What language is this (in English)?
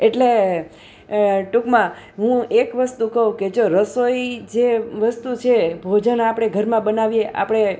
Gujarati